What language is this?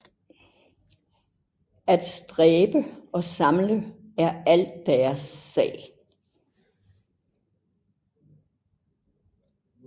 Danish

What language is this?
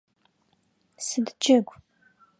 Adyghe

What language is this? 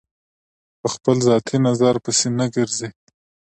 Pashto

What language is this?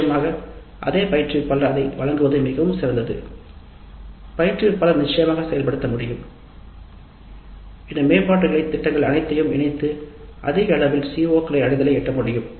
Tamil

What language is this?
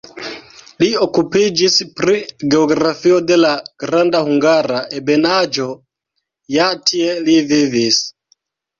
Esperanto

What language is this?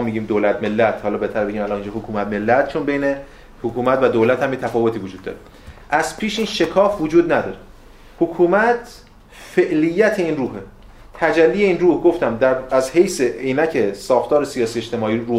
Persian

